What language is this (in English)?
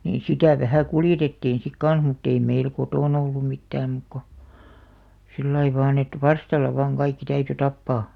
Finnish